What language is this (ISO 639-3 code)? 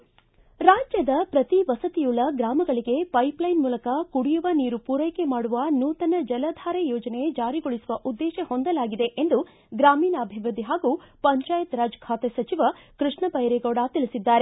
kan